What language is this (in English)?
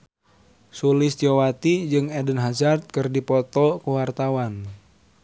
Sundanese